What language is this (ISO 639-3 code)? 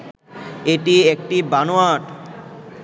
ben